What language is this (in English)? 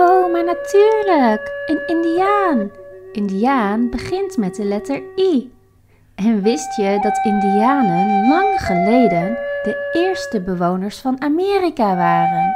Dutch